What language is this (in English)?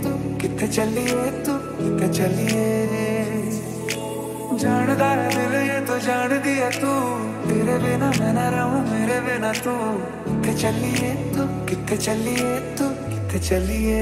Hindi